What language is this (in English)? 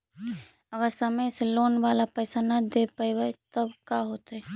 Magahi